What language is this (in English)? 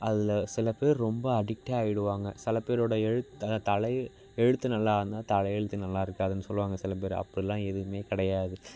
Tamil